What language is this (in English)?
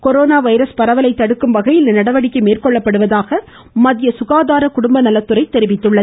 Tamil